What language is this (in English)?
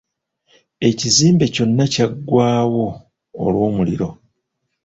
Ganda